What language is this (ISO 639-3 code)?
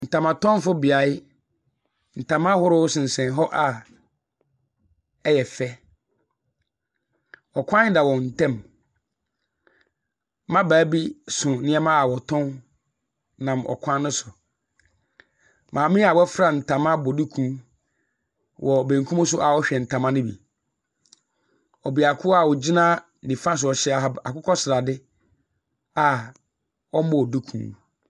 aka